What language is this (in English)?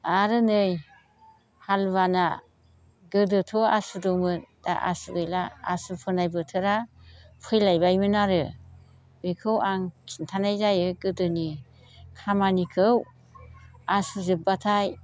Bodo